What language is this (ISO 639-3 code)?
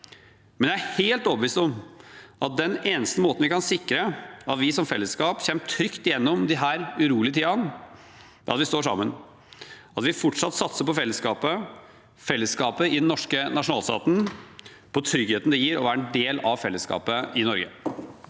nor